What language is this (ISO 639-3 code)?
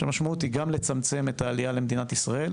heb